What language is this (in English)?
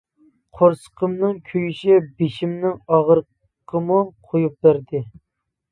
Uyghur